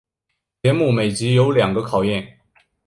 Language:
Chinese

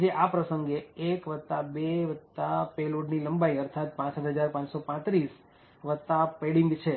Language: Gujarati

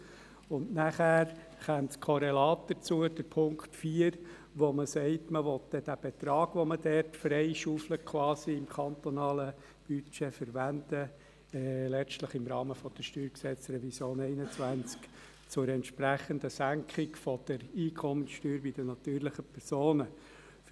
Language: Swiss German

